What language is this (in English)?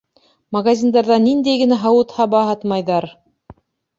Bashkir